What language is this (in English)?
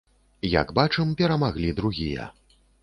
Belarusian